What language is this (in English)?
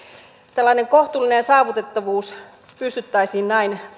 Finnish